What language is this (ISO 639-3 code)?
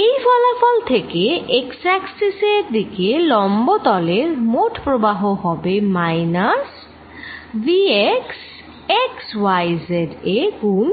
ben